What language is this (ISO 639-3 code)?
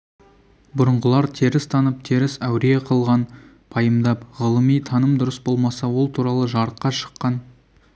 kaz